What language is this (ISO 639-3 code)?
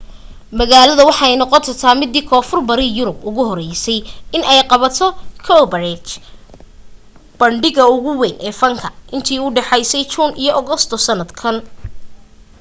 som